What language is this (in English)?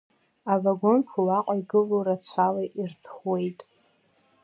Abkhazian